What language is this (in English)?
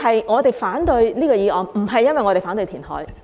Cantonese